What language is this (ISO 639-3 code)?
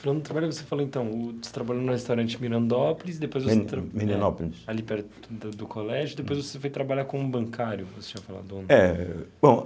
por